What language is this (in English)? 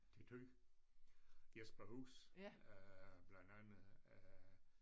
Danish